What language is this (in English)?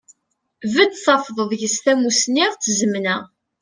Kabyle